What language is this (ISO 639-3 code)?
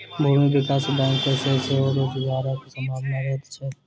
mai